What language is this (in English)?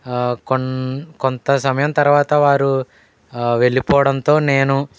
Telugu